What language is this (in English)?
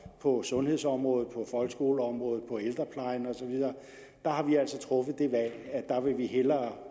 Danish